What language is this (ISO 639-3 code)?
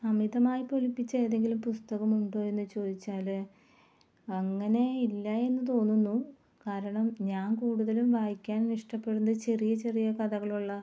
mal